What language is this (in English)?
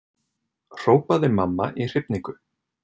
Icelandic